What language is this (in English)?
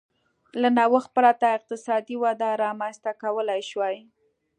Pashto